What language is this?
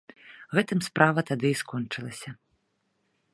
Belarusian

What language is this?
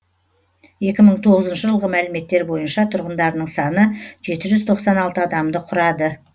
Kazakh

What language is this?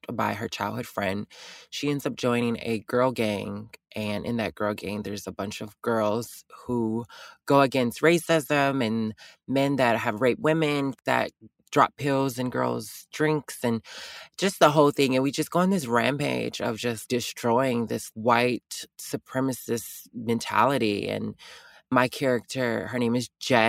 English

